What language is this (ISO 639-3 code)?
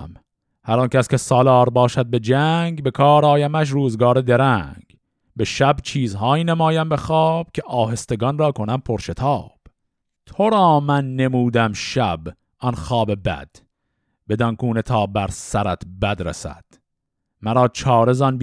fas